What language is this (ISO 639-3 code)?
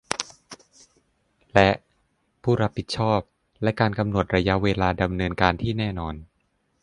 tha